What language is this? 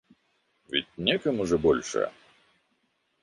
Russian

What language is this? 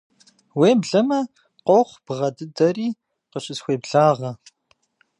Kabardian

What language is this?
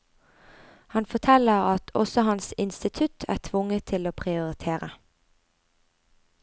Norwegian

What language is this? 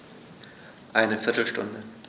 German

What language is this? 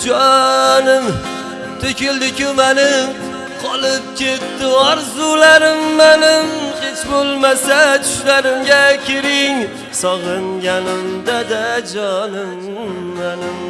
Turkish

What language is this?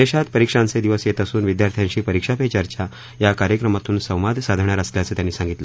Marathi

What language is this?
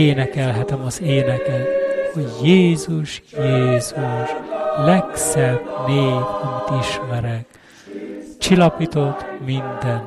Hungarian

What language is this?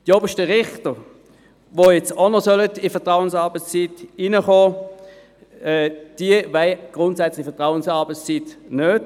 Swiss German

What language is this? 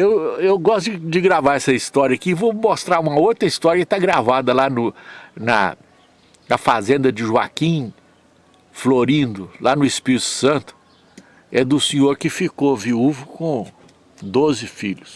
Portuguese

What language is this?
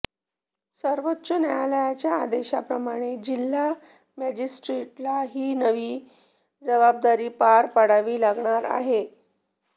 Marathi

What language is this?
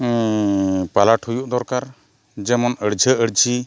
Santali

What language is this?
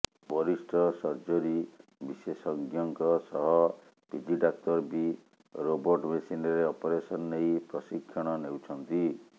Odia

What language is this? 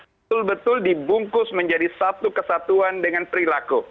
Indonesian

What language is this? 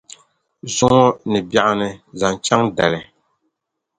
Dagbani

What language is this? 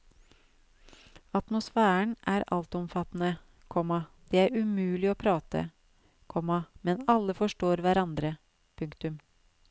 Norwegian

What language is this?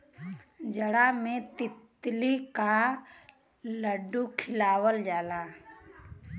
Bhojpuri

